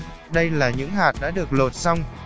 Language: Vietnamese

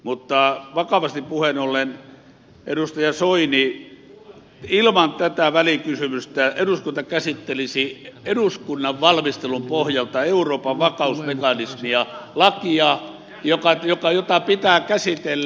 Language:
Finnish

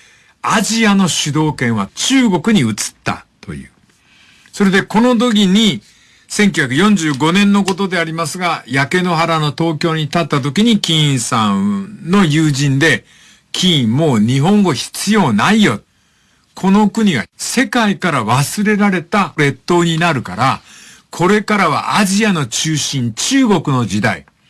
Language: Japanese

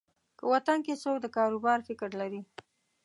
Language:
Pashto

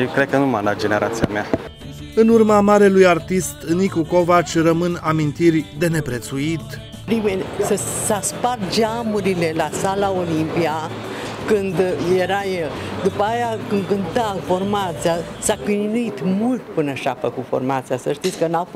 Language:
Romanian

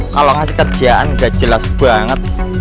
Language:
Indonesian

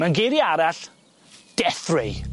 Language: Welsh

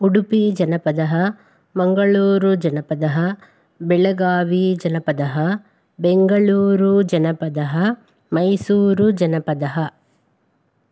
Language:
Sanskrit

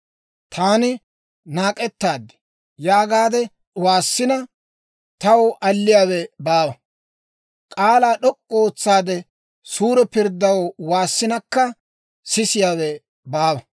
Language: Dawro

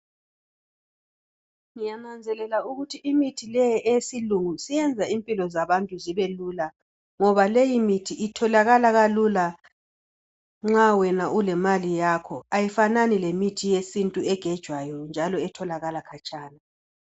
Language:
North Ndebele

